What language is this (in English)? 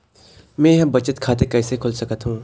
Chhattisgarhi